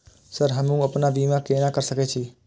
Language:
Maithili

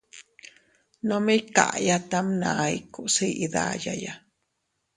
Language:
Teutila Cuicatec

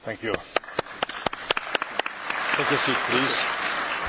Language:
Polish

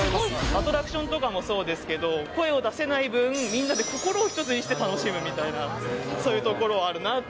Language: Japanese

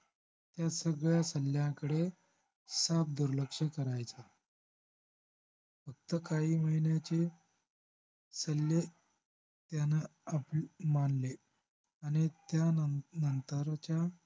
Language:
Marathi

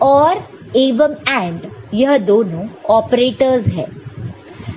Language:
Hindi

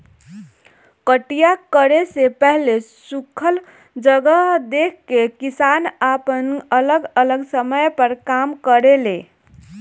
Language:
Bhojpuri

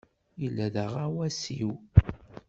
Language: Kabyle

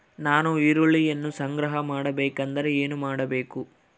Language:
Kannada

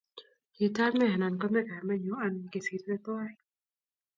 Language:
Kalenjin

